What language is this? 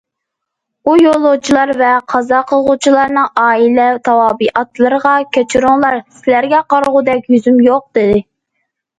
Uyghur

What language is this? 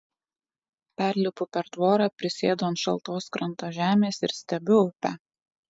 Lithuanian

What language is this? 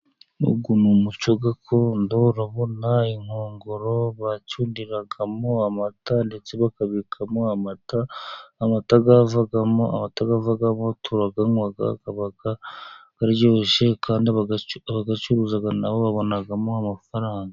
Kinyarwanda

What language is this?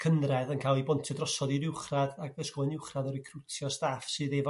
Welsh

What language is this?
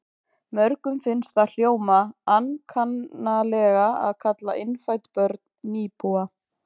Icelandic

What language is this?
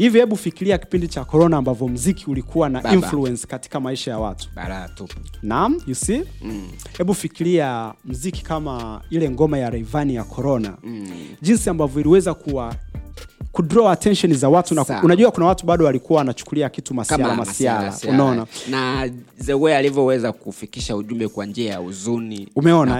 Swahili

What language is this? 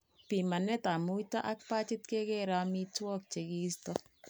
Kalenjin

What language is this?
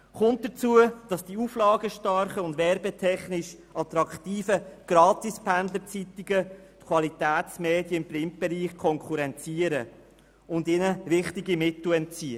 Swiss German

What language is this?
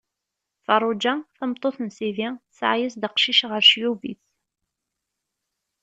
Kabyle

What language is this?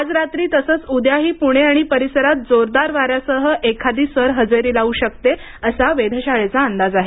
Marathi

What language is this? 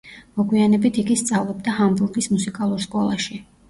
Georgian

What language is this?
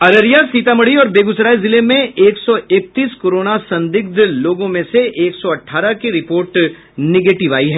Hindi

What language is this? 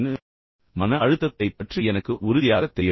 Tamil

